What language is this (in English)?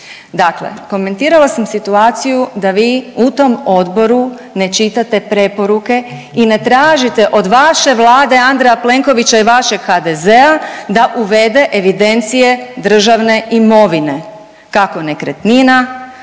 Croatian